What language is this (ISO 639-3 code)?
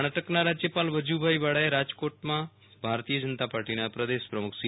guj